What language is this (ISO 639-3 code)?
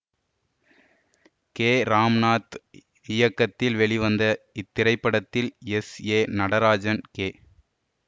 tam